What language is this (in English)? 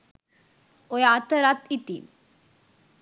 Sinhala